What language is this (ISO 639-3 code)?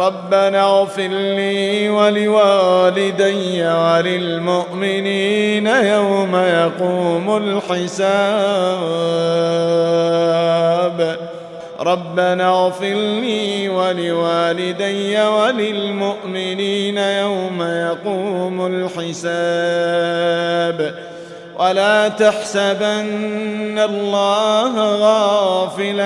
ara